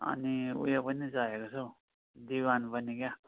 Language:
Nepali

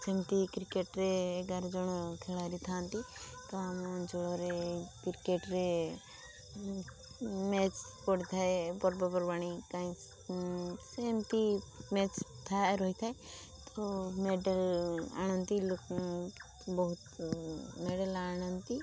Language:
Odia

